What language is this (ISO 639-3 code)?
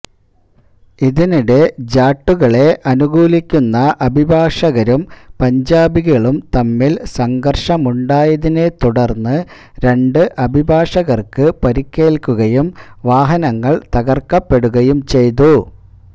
mal